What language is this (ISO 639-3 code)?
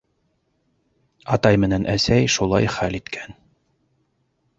bak